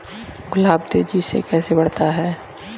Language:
Hindi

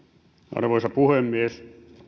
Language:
Finnish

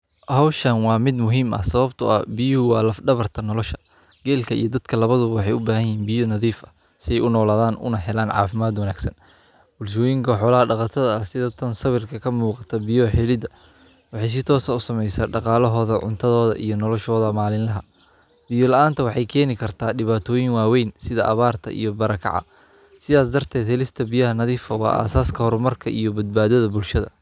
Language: Somali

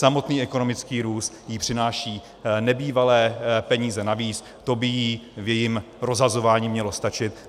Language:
Czech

